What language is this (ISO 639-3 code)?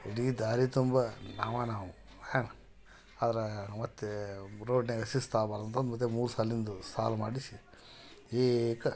kan